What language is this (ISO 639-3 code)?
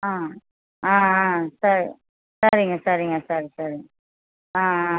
tam